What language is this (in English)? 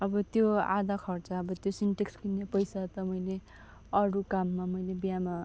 Nepali